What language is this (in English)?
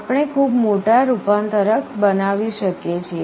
Gujarati